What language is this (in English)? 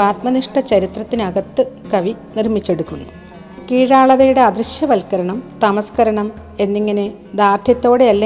Malayalam